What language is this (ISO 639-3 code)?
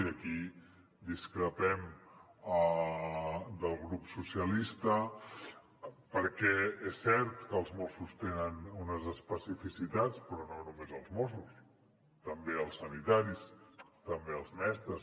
cat